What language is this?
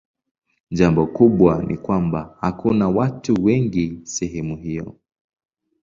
Swahili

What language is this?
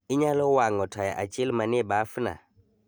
Luo (Kenya and Tanzania)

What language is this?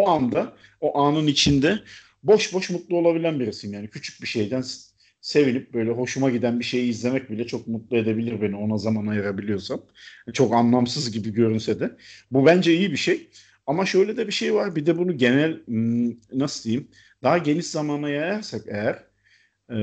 Turkish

